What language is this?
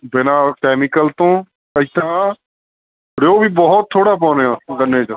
Punjabi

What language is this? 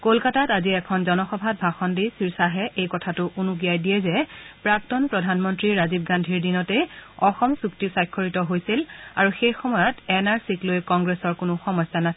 Assamese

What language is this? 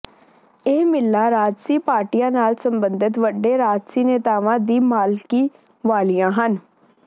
Punjabi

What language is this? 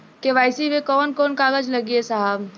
Bhojpuri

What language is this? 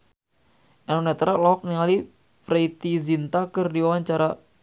Sundanese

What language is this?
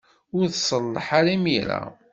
Kabyle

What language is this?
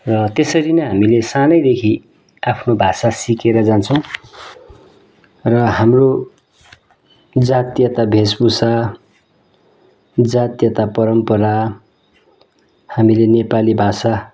Nepali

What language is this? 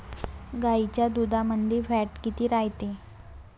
Marathi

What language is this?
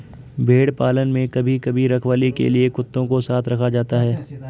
Hindi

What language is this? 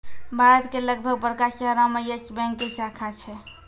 Maithili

